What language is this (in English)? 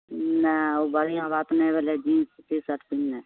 Maithili